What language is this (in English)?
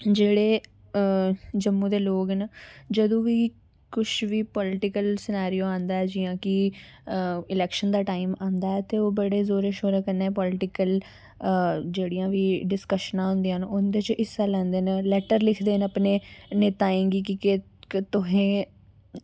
Dogri